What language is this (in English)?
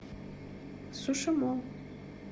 Russian